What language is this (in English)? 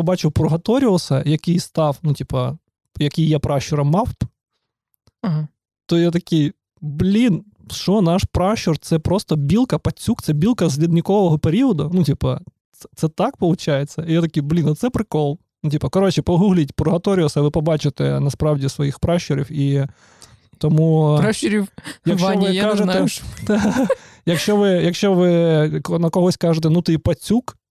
Ukrainian